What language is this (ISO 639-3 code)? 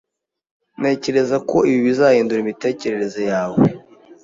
kin